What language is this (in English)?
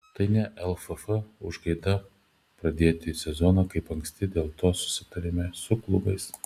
Lithuanian